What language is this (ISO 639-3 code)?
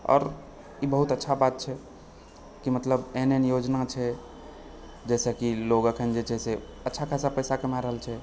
mai